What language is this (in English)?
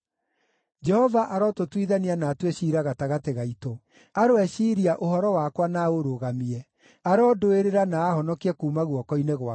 Kikuyu